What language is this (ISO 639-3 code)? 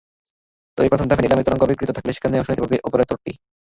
ben